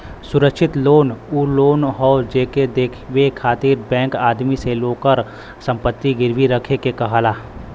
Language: Bhojpuri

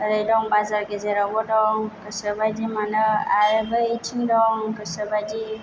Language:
Bodo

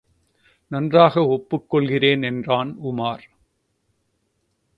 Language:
Tamil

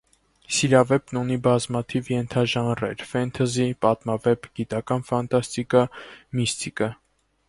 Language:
Armenian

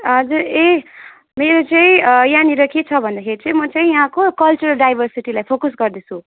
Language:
Nepali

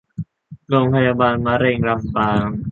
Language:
Thai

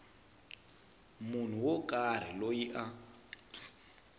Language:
Tsonga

